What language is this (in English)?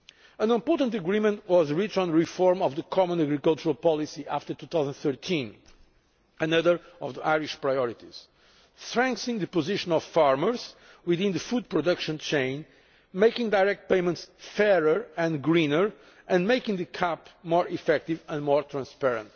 English